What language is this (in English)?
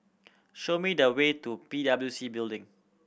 English